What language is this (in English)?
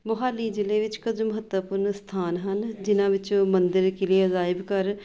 Punjabi